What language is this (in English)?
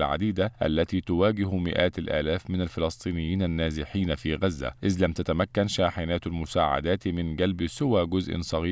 Arabic